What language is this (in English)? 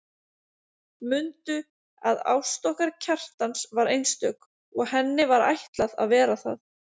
Icelandic